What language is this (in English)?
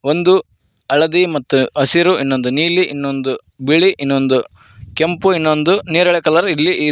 Kannada